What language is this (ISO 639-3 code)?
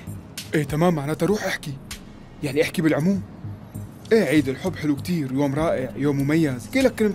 ara